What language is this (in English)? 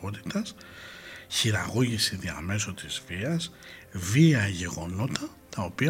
Greek